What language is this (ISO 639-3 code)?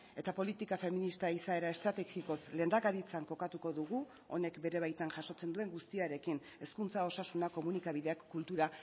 eus